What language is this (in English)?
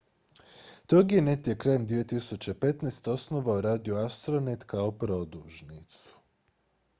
Croatian